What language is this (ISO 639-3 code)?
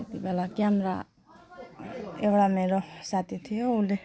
nep